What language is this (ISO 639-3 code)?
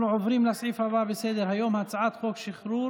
heb